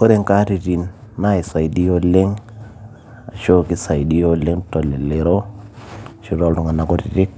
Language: Masai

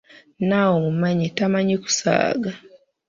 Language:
Ganda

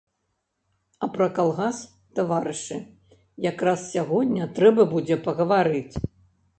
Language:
Belarusian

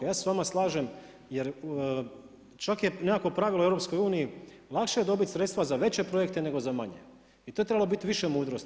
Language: Croatian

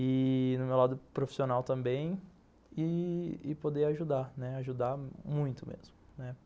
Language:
Portuguese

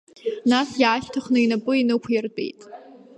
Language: Abkhazian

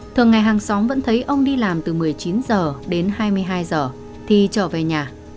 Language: Vietnamese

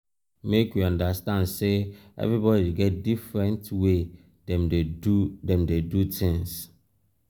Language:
Nigerian Pidgin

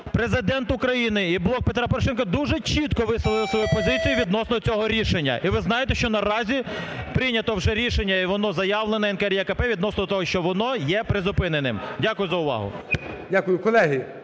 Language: Ukrainian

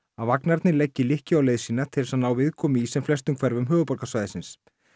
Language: Icelandic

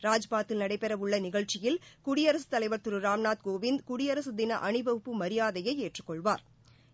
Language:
Tamil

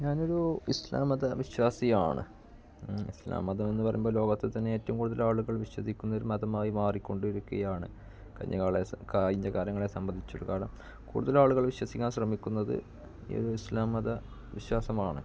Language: Malayalam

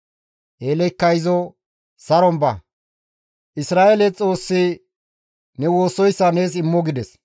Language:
Gamo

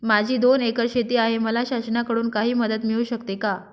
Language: Marathi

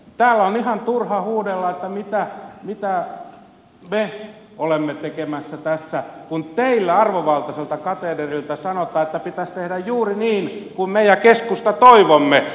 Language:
Finnish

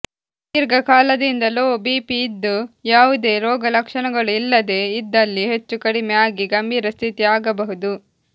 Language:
Kannada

